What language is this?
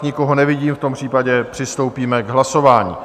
Czech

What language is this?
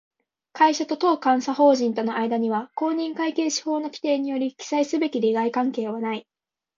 Japanese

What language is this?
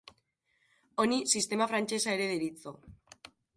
Basque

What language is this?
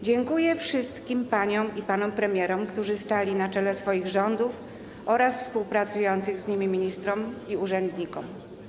Polish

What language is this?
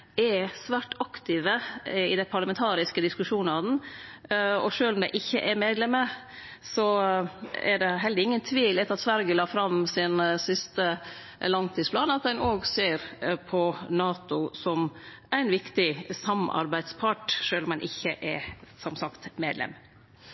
Norwegian Nynorsk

